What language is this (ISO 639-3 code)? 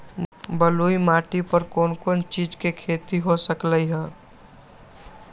mag